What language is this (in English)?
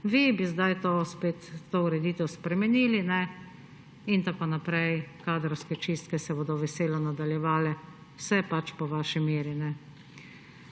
Slovenian